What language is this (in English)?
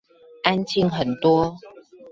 Chinese